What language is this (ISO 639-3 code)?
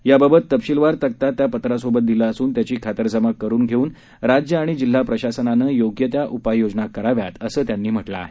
mar